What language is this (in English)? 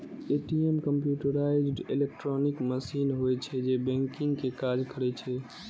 Maithili